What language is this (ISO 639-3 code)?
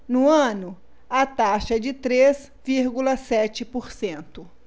por